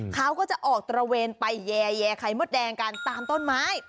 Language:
Thai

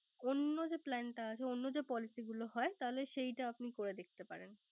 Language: Bangla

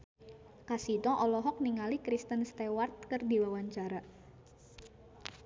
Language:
Sundanese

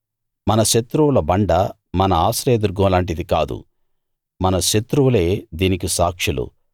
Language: Telugu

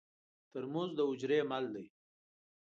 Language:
Pashto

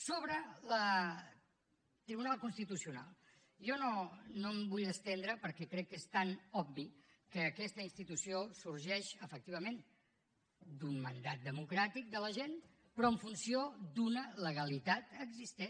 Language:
Catalan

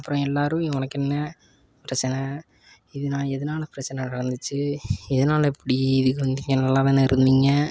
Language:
Tamil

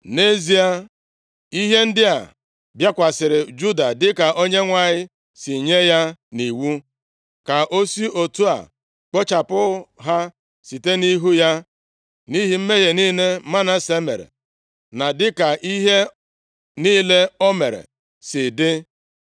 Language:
Igbo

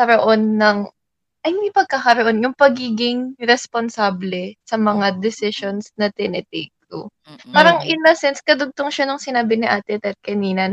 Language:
Filipino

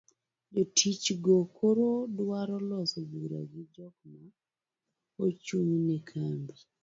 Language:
Luo (Kenya and Tanzania)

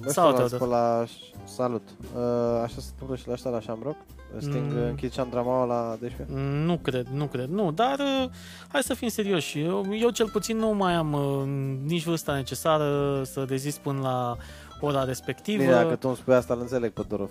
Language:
Romanian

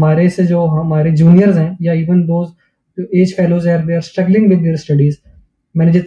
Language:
Urdu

